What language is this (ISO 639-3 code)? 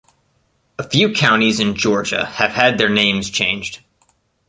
eng